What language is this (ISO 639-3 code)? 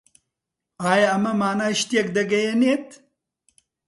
ckb